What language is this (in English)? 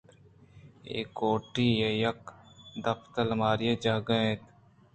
Eastern Balochi